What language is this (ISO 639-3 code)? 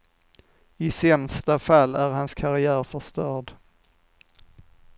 swe